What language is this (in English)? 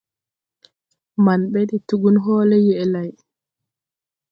Tupuri